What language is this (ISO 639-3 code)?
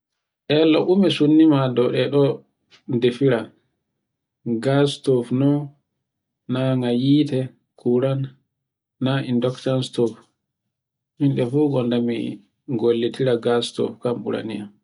fue